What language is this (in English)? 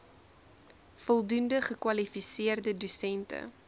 Afrikaans